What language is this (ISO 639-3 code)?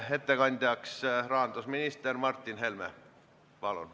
est